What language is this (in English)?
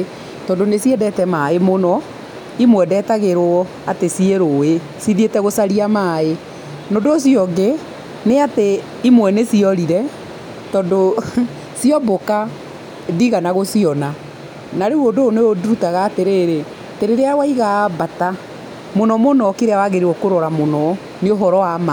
Kikuyu